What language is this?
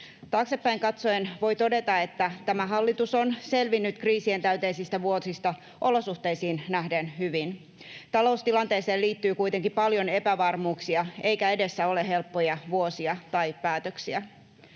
Finnish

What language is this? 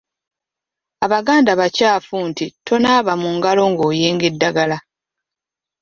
Ganda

